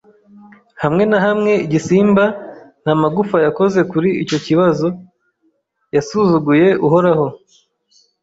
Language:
Kinyarwanda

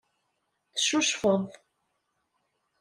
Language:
Kabyle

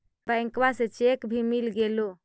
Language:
Magahi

